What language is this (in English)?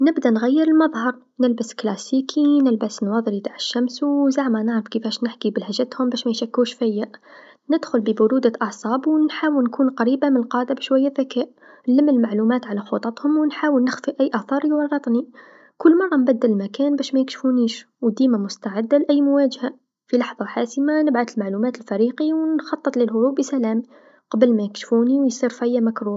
Tunisian Arabic